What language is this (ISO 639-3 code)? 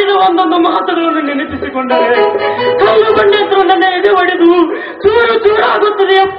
ara